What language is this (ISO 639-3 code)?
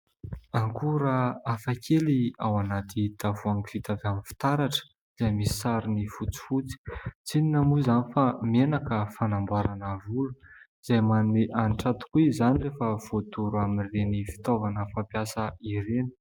mlg